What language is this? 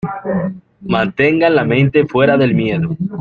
Spanish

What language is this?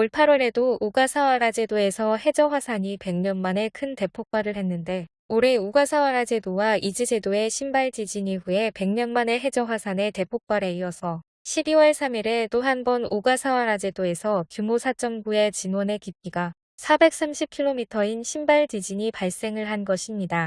Korean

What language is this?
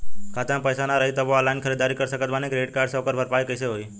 Bhojpuri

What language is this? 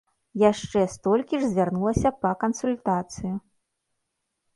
Belarusian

